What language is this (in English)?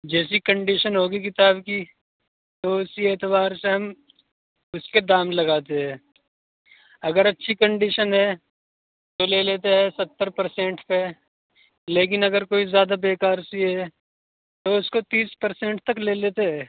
Urdu